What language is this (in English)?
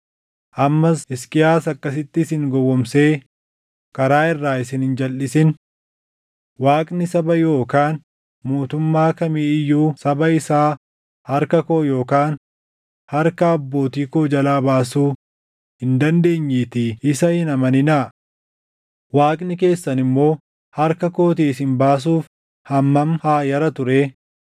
Oromo